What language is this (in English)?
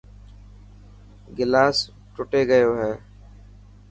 Dhatki